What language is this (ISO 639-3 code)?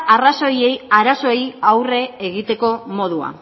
eus